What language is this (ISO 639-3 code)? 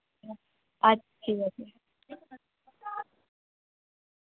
ben